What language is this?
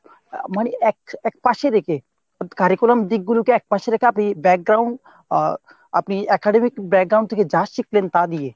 Bangla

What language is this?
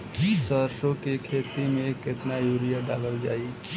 Bhojpuri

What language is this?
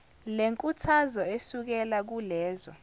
Zulu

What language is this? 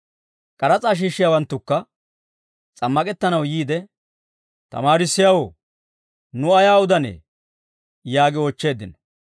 Dawro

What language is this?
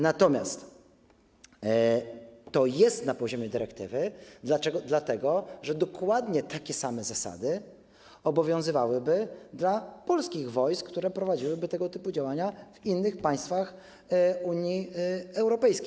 Polish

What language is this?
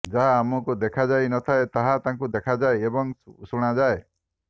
Odia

